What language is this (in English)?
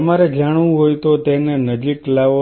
Gujarati